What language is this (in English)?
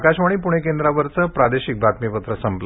Marathi